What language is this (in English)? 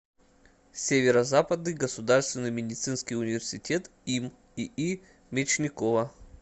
Russian